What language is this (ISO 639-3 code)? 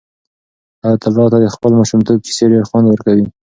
pus